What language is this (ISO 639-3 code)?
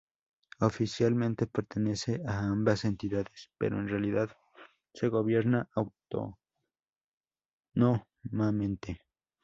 spa